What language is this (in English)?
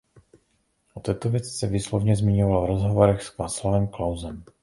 Czech